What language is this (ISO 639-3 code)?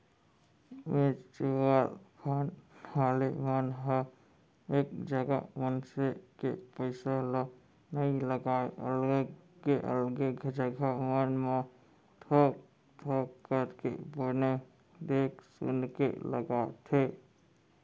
hne